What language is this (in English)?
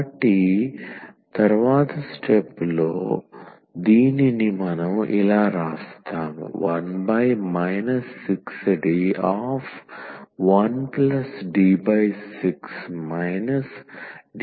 Telugu